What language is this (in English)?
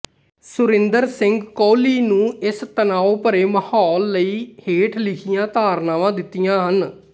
Punjabi